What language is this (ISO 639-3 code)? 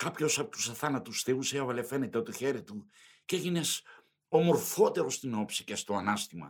ell